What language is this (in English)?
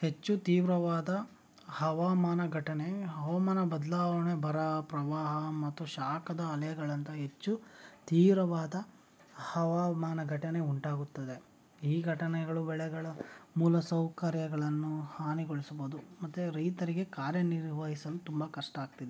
Kannada